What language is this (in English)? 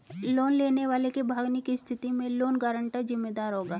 Hindi